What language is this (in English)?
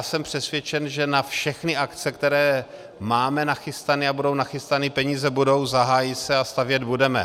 Czech